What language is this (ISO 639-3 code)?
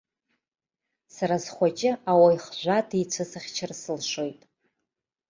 abk